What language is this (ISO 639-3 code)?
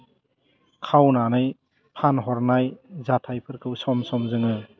brx